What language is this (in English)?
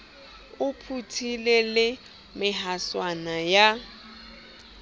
Southern Sotho